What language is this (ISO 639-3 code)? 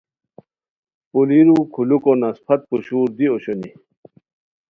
khw